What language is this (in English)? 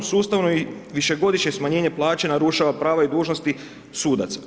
Croatian